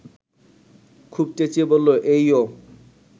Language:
Bangla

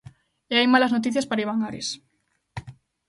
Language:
Galician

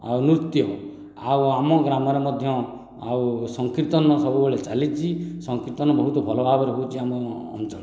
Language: Odia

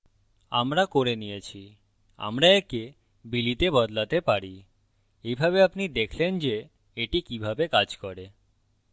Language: Bangla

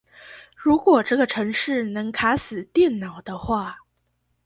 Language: Chinese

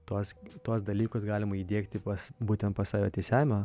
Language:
Lithuanian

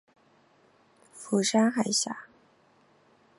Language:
Chinese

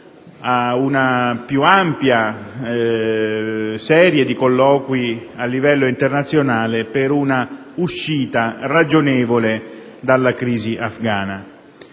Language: Italian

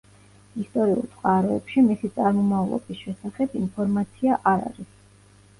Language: Georgian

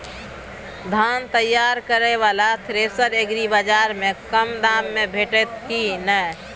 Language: Maithili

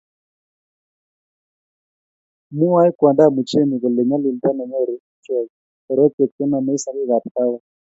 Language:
Kalenjin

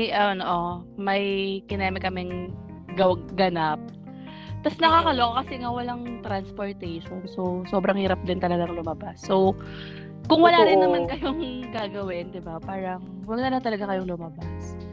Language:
Filipino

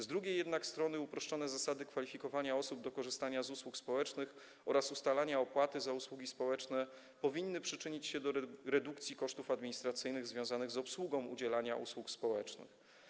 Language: Polish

